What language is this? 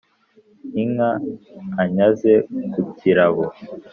Kinyarwanda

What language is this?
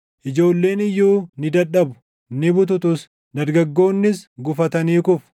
Oromo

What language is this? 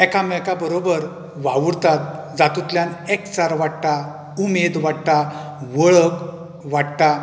Konkani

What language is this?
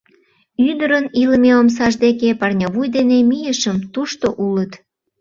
Mari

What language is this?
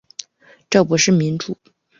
Chinese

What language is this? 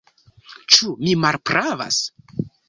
Esperanto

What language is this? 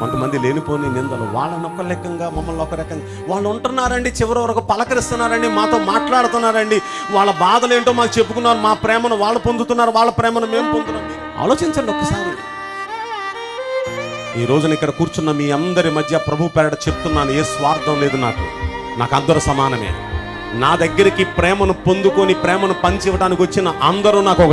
Indonesian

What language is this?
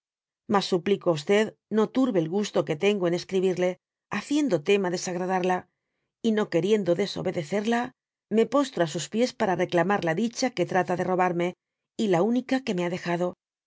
Spanish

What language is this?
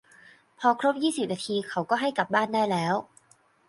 Thai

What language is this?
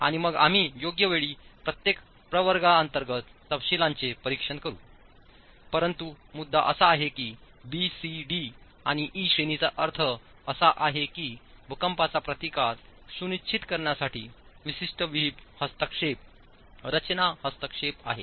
Marathi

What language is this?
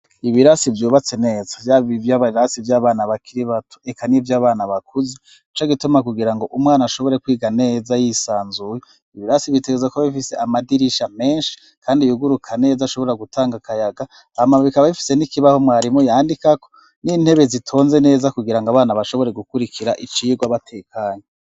Rundi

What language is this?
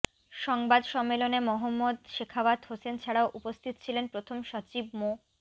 Bangla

